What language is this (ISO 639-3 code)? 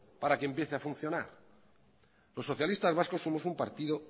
spa